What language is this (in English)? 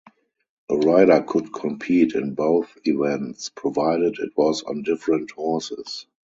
English